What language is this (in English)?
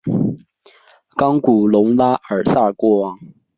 Chinese